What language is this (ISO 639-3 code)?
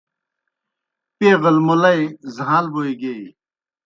plk